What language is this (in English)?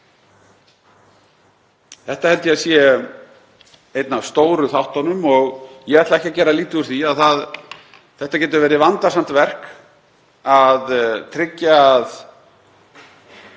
Icelandic